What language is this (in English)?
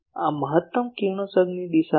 Gujarati